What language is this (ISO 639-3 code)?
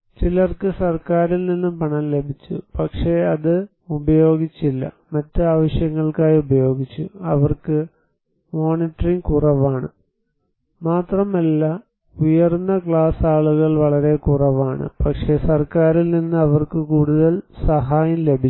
mal